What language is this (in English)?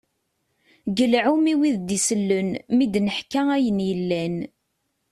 Kabyle